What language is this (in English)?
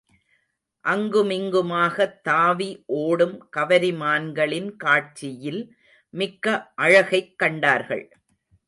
Tamil